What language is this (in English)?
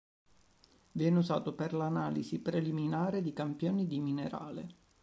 Italian